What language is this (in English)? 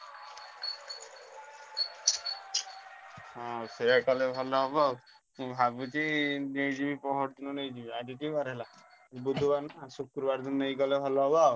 Odia